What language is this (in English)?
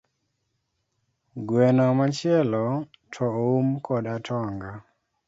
Luo (Kenya and Tanzania)